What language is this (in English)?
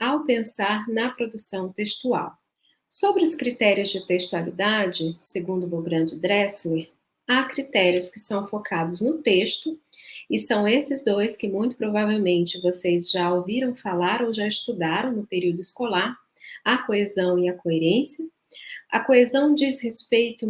Portuguese